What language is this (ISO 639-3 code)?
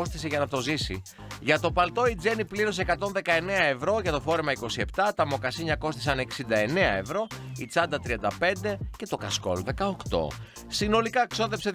ell